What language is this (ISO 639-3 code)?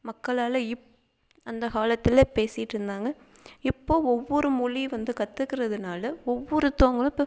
tam